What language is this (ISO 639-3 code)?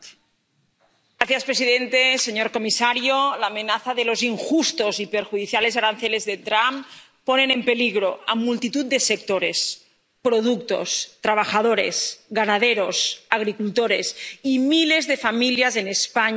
spa